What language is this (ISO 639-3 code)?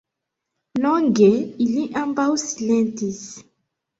epo